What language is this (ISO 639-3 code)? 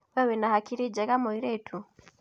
kik